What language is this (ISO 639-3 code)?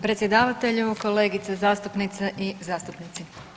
hrv